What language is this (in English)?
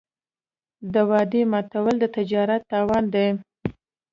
Pashto